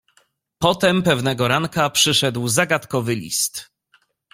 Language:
Polish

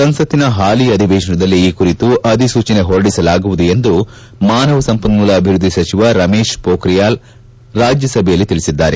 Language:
Kannada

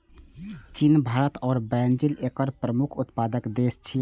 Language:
Maithili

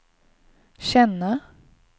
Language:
Swedish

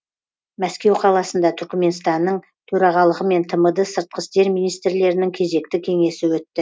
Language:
Kazakh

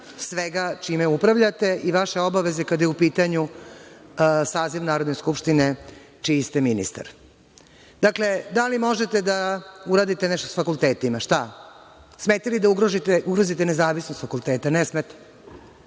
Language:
Serbian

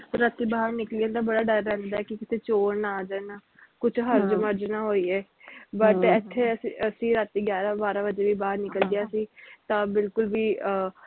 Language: Punjabi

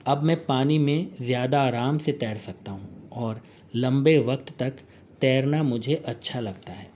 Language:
Urdu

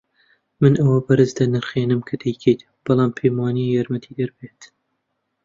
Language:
Central Kurdish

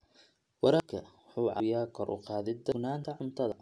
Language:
Somali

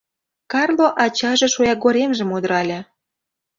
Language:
Mari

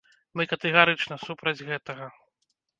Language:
Belarusian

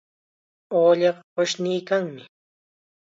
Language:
Chiquián Ancash Quechua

